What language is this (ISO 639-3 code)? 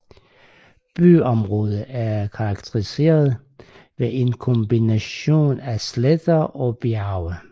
dan